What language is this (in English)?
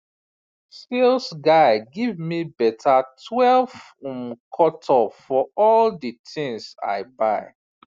Nigerian Pidgin